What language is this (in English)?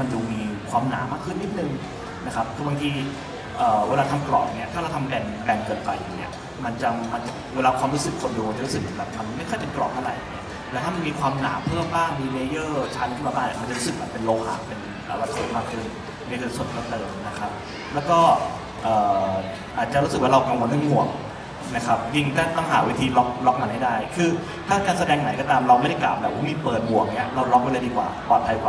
Thai